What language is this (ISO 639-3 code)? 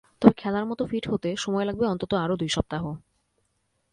ben